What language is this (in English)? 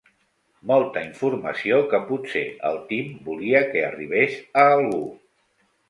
Catalan